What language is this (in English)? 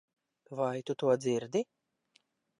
Latvian